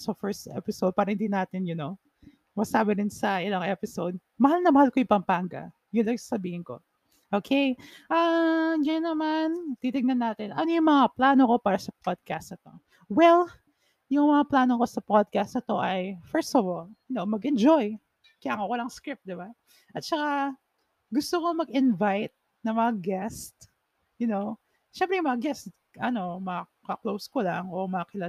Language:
Filipino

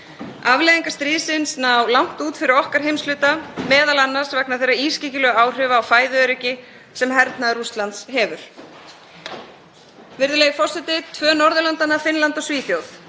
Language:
Icelandic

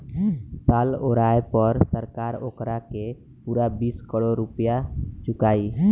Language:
Bhojpuri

